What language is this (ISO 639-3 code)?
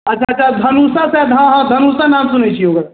mai